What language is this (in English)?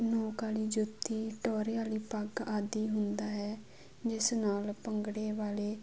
Punjabi